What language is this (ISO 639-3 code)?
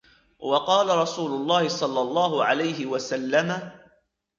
ara